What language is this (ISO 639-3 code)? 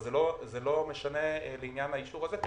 heb